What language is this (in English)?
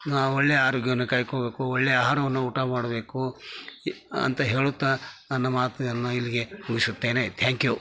Kannada